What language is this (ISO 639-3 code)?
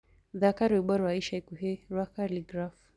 kik